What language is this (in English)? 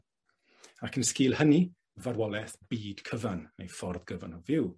Welsh